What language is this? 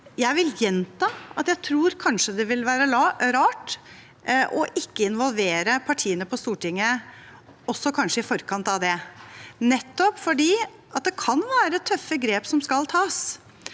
Norwegian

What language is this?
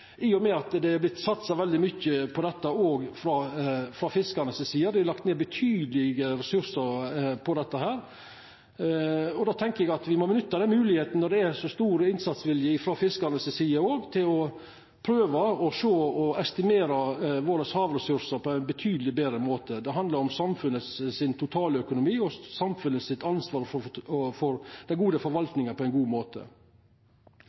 Norwegian Nynorsk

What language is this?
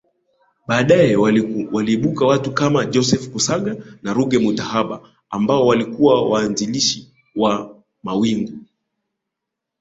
Swahili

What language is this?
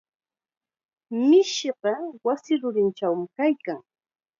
Chiquián Ancash Quechua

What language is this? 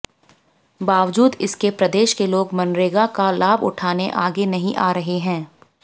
Hindi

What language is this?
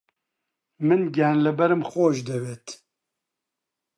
Central Kurdish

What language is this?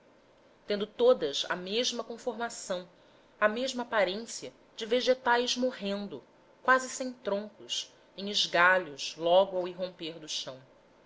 Portuguese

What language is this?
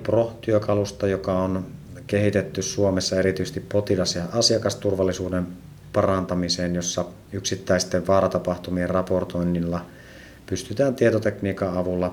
Finnish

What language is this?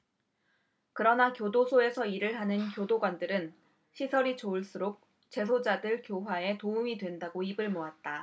Korean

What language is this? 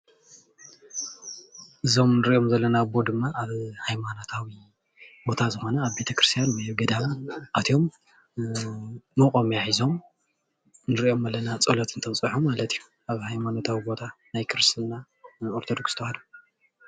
Tigrinya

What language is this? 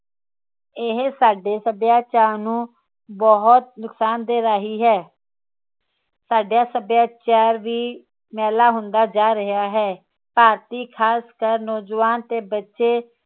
Punjabi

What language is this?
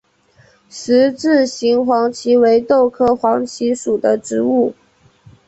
Chinese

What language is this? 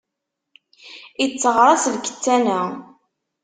Kabyle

